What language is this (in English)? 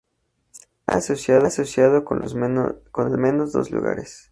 Spanish